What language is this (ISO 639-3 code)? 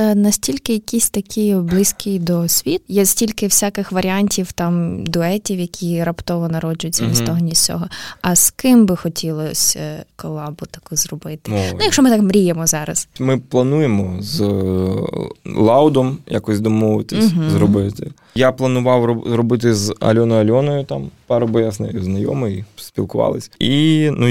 ukr